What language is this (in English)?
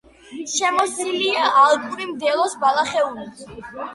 Georgian